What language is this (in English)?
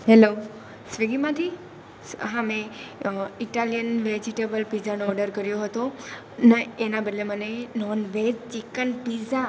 Gujarati